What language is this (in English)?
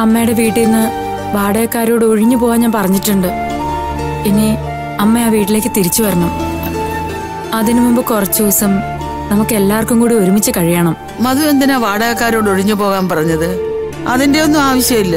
Malayalam